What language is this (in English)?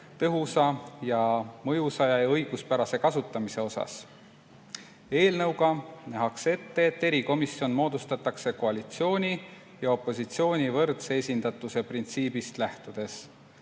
Estonian